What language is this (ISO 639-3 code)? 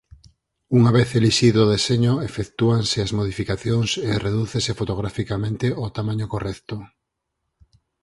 glg